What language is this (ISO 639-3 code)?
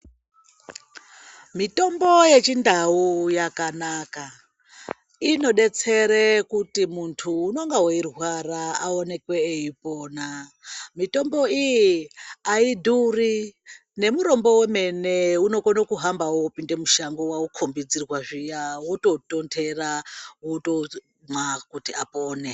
ndc